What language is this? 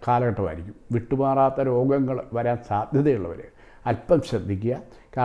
Italian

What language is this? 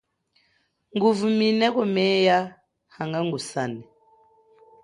Chokwe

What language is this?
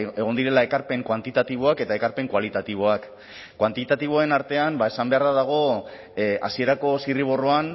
Basque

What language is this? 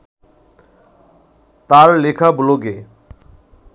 Bangla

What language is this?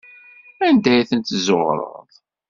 Kabyle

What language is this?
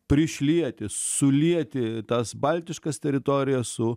Lithuanian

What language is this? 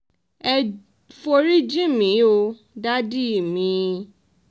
Yoruba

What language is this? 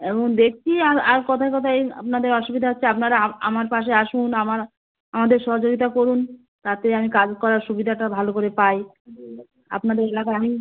Bangla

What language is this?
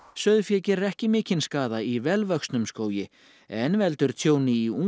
Icelandic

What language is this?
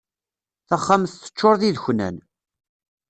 Kabyle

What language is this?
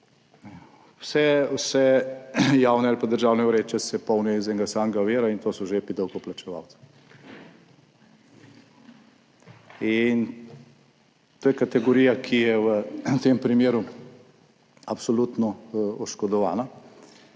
Slovenian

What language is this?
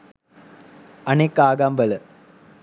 Sinhala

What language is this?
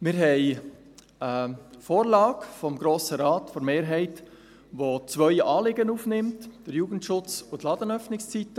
Swiss German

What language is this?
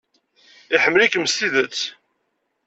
Kabyle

